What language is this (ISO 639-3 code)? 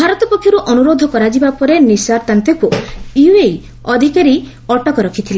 ori